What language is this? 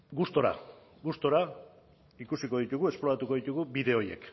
Basque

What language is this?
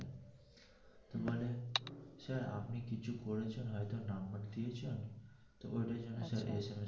Bangla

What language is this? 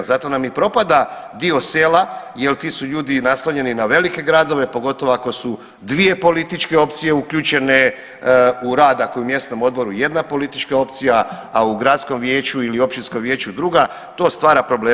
Croatian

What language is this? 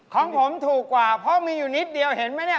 Thai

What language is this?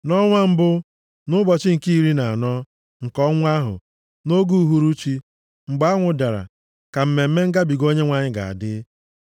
Igbo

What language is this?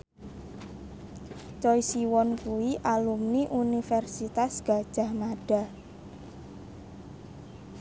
Javanese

